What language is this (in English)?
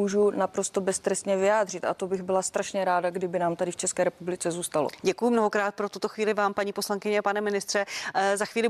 Czech